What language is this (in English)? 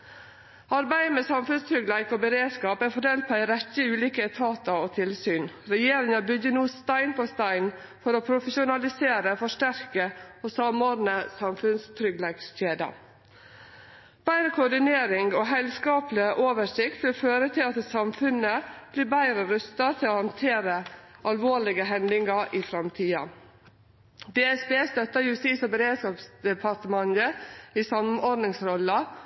Norwegian Nynorsk